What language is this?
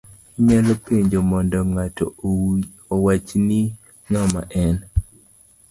Luo (Kenya and Tanzania)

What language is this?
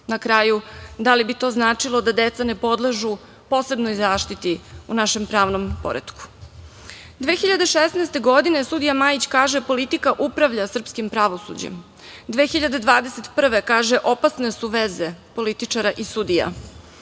Serbian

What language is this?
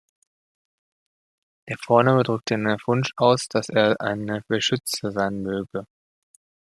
German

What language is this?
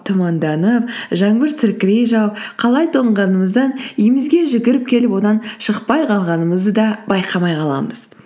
Kazakh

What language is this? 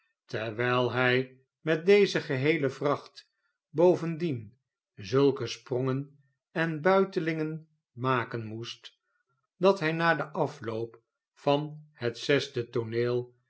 Dutch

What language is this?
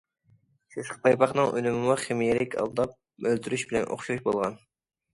Uyghur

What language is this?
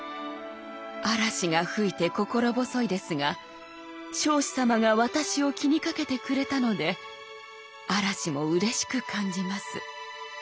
Japanese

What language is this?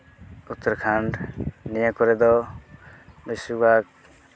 Santali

